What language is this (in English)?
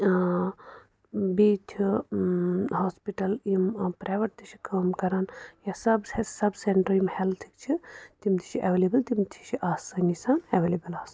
Kashmiri